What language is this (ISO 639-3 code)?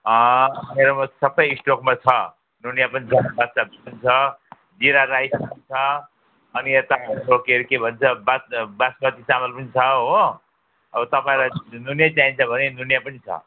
nep